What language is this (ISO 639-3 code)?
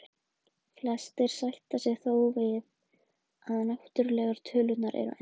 isl